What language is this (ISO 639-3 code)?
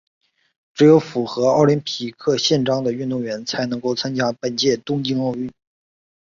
zho